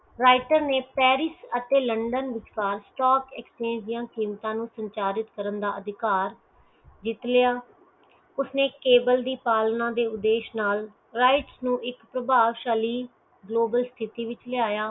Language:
Punjabi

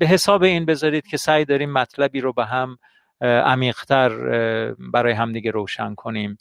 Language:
Persian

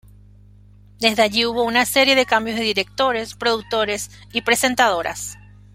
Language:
Spanish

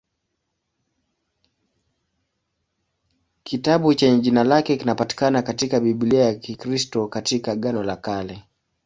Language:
Swahili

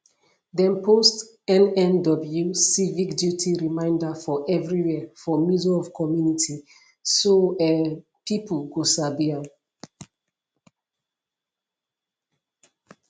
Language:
Nigerian Pidgin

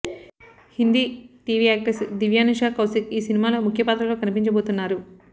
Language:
Telugu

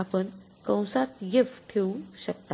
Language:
Marathi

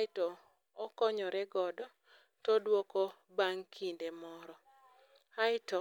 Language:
Luo (Kenya and Tanzania)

